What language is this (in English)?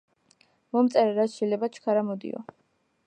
Georgian